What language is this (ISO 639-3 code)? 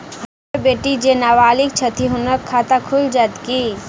mai